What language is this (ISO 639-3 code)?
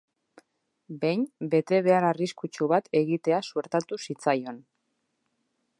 eus